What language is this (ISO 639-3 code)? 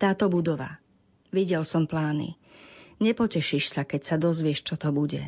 slk